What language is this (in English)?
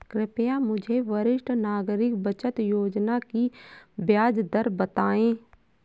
Hindi